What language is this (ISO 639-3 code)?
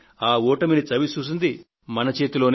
tel